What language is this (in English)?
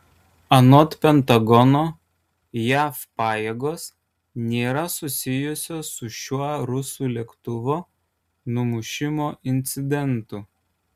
Lithuanian